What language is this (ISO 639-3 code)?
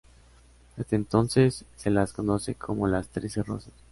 spa